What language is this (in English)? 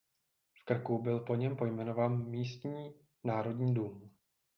Czech